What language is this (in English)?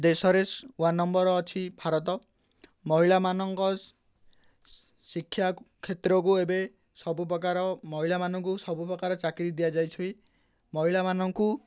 Odia